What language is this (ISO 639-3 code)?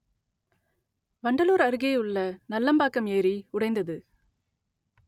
tam